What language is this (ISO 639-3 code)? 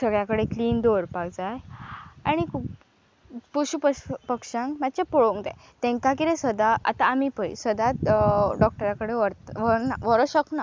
kok